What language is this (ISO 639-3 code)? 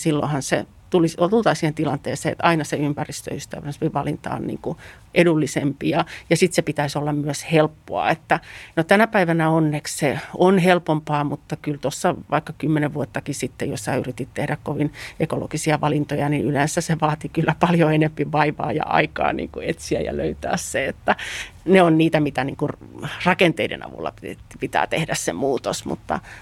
fin